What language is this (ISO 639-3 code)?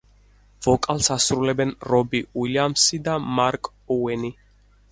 kat